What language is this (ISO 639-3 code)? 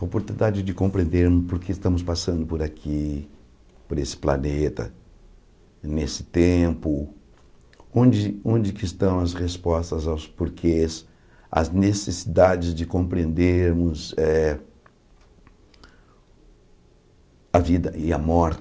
por